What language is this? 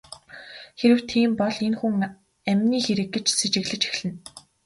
Mongolian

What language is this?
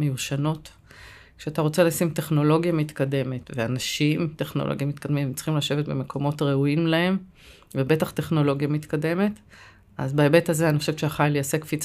Hebrew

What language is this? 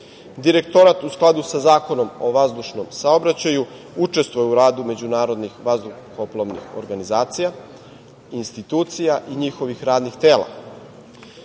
Serbian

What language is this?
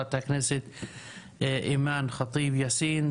Hebrew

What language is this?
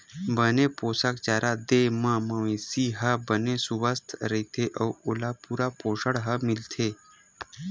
Chhattisgarhi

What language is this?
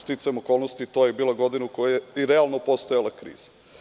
Serbian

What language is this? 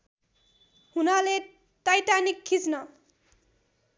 Nepali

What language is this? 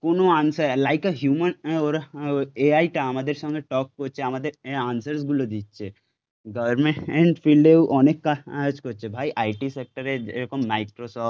Bangla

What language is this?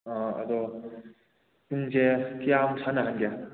Manipuri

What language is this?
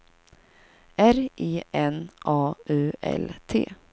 Swedish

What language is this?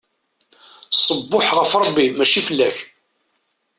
Kabyle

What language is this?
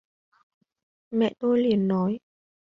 Vietnamese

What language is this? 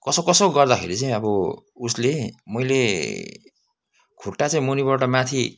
Nepali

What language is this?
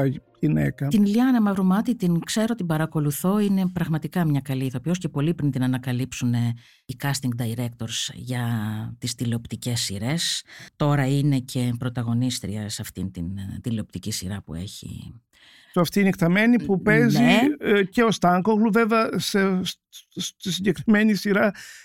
Greek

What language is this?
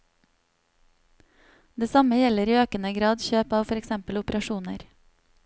Norwegian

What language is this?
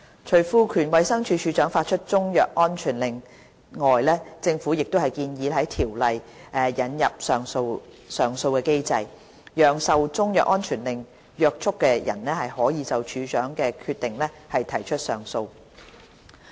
Cantonese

